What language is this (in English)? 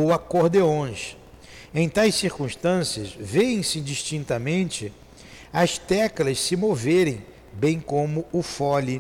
Portuguese